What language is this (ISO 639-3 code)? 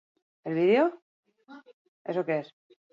eus